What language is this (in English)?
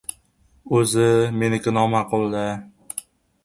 Uzbek